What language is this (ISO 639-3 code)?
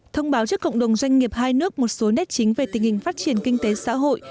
vie